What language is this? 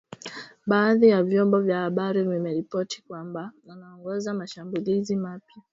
Swahili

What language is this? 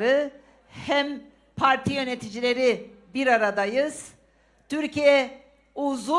Turkish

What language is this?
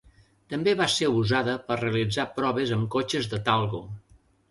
Catalan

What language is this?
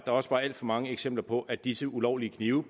Danish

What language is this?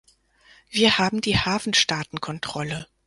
German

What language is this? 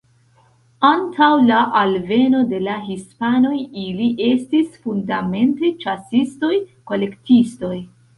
Esperanto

